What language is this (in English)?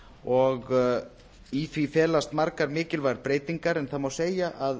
Icelandic